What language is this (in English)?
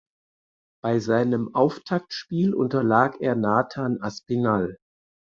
German